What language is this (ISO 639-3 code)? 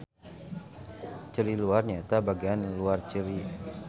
sun